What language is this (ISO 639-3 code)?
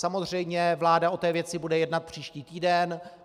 ces